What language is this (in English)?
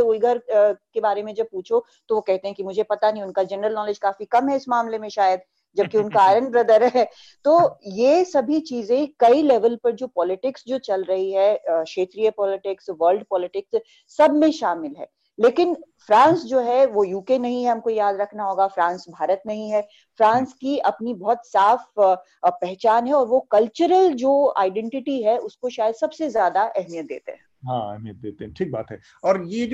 Hindi